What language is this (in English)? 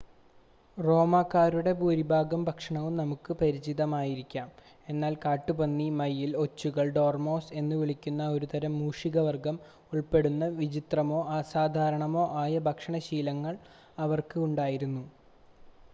Malayalam